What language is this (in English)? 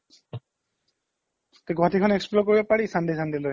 Assamese